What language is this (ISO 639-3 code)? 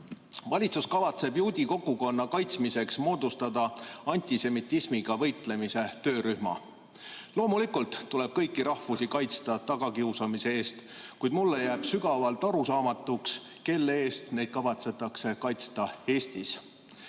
est